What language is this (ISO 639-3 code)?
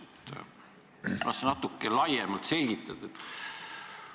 est